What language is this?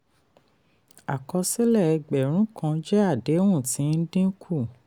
Yoruba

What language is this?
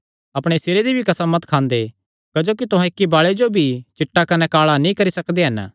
Kangri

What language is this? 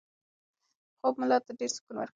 Pashto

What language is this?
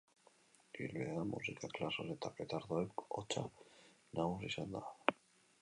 Basque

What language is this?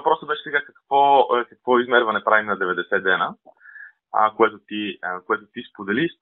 Bulgarian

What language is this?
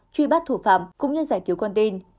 Vietnamese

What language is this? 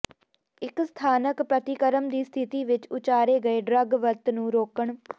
Punjabi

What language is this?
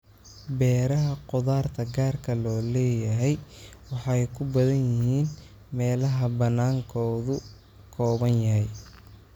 Somali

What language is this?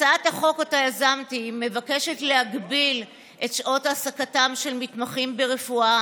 Hebrew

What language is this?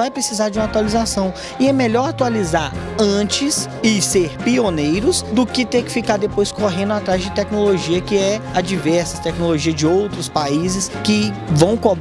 Portuguese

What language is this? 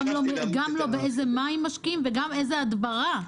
Hebrew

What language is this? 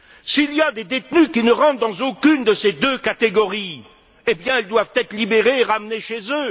French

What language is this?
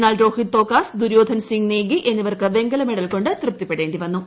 Malayalam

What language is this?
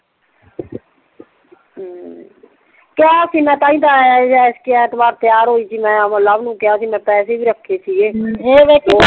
Punjabi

